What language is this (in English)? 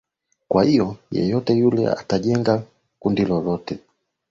Swahili